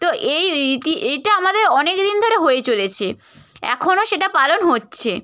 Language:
Bangla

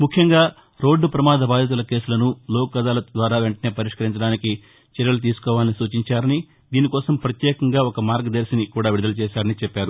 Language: Telugu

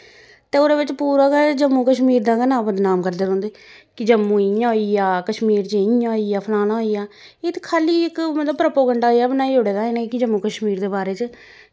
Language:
Dogri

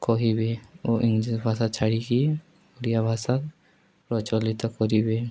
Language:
Odia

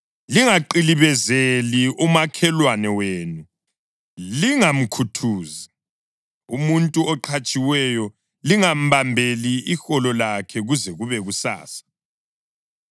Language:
North Ndebele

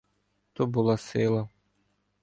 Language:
Ukrainian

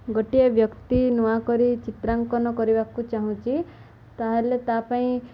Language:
Odia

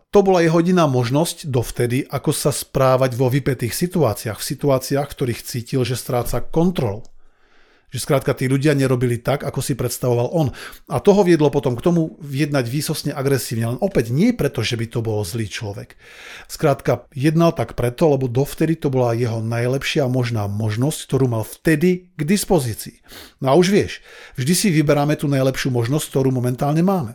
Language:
Slovak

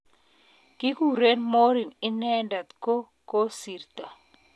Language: Kalenjin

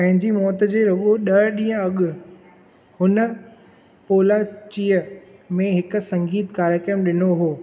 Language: Sindhi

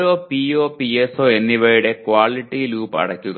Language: Malayalam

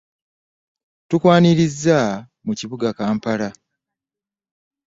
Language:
Ganda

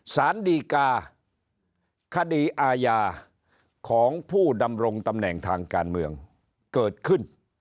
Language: Thai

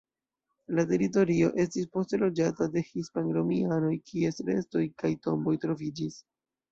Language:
Esperanto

